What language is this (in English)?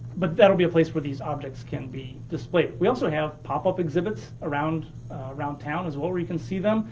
English